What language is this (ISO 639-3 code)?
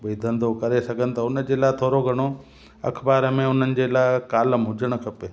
snd